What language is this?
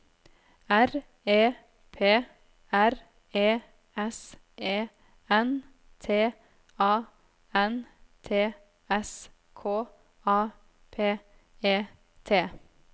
Norwegian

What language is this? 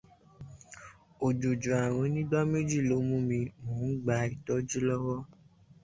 Yoruba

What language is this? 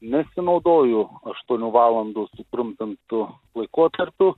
Lithuanian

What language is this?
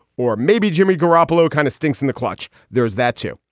English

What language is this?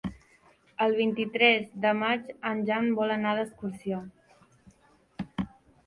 Catalan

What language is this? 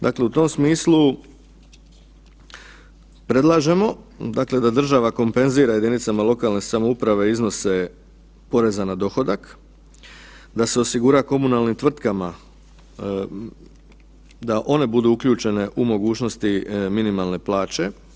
Croatian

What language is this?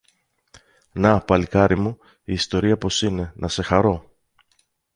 Greek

